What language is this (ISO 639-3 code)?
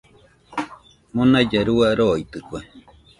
hux